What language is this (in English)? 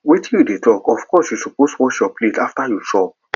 Nigerian Pidgin